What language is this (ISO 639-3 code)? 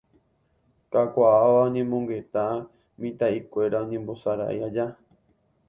grn